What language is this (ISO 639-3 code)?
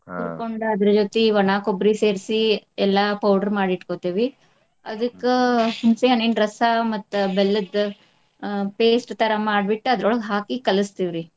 kan